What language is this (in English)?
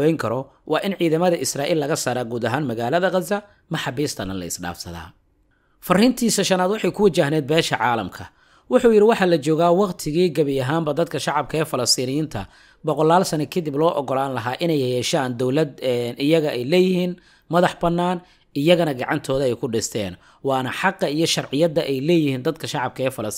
Arabic